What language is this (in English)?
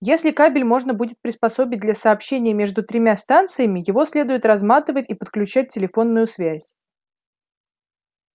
Russian